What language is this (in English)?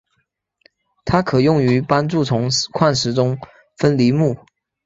Chinese